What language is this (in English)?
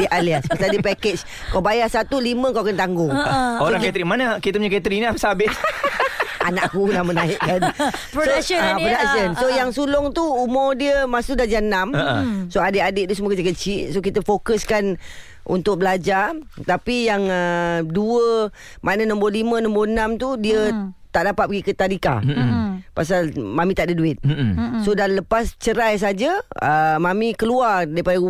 Malay